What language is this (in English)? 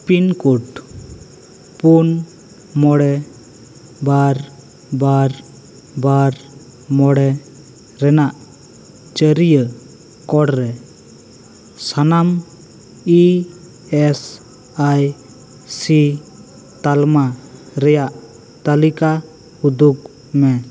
Santali